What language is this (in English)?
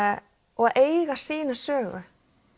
Icelandic